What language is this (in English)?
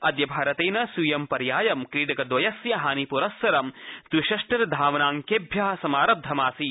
Sanskrit